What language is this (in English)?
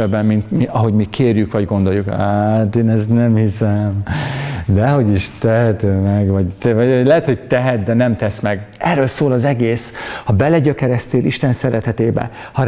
Hungarian